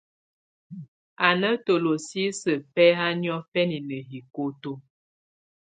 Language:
Tunen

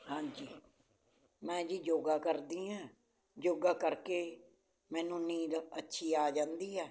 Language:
Punjabi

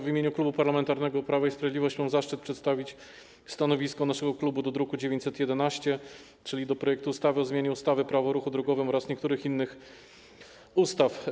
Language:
Polish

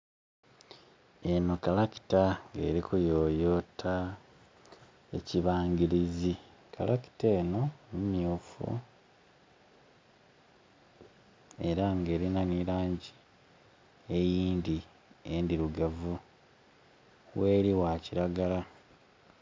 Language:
Soga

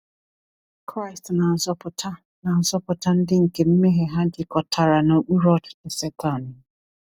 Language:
Igbo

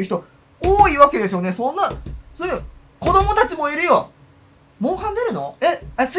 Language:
Japanese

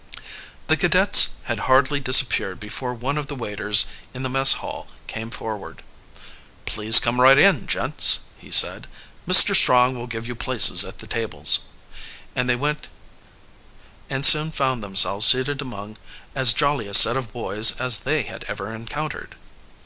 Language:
English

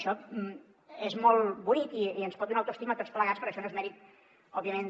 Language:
Catalan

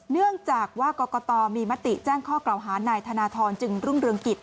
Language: Thai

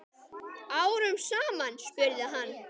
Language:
Icelandic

